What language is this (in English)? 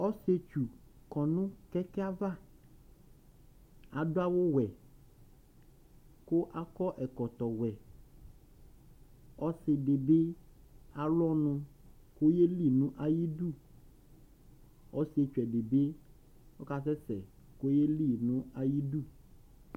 Ikposo